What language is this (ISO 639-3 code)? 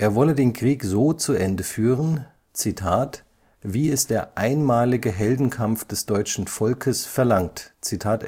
deu